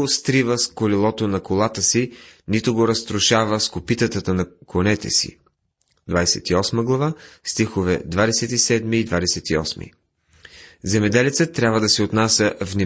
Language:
Bulgarian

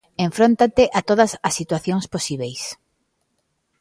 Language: Galician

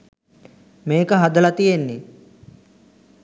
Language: Sinhala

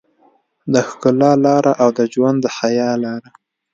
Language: Pashto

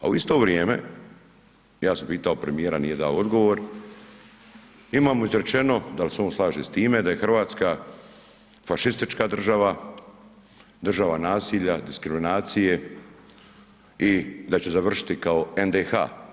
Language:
Croatian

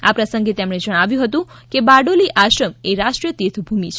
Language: Gujarati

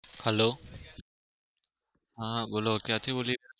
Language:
Gujarati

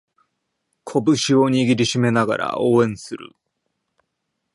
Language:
Japanese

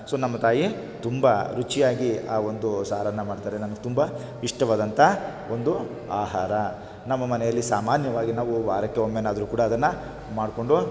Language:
Kannada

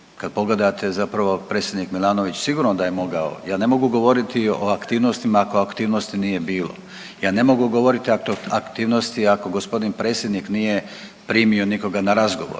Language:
Croatian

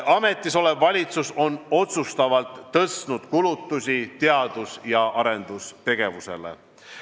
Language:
Estonian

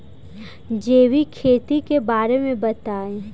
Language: Bhojpuri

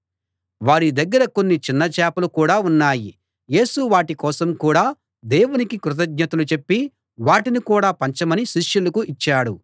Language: Telugu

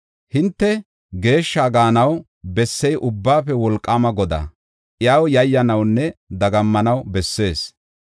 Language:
Gofa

